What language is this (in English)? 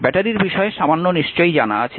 Bangla